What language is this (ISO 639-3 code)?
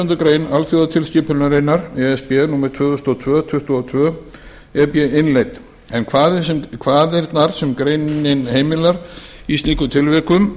isl